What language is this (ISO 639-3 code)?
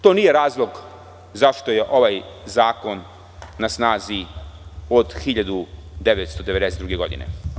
srp